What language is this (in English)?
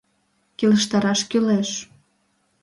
Mari